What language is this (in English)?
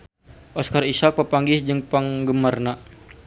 Sundanese